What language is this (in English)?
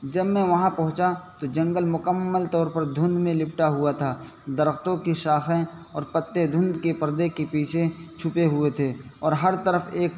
Urdu